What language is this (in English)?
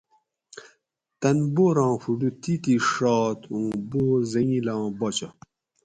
Gawri